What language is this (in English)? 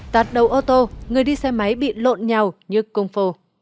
Vietnamese